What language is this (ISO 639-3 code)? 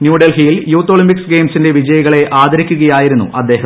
mal